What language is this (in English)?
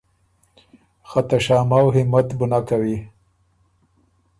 Ormuri